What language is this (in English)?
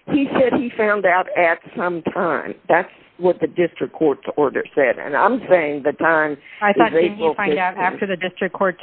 English